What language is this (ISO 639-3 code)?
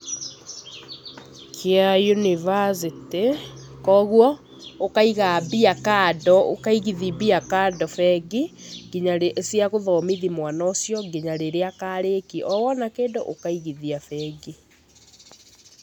kik